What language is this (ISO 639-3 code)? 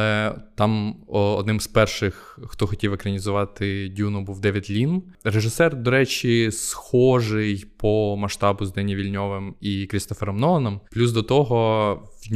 ukr